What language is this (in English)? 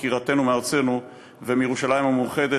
Hebrew